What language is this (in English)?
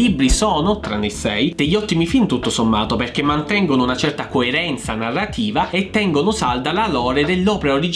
Italian